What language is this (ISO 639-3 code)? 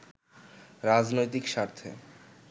ben